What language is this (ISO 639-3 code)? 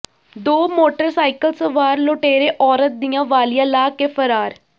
pan